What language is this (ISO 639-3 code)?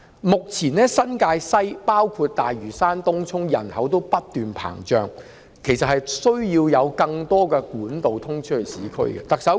yue